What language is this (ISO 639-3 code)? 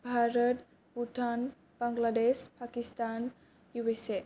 brx